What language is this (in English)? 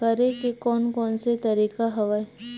Chhattisgarhi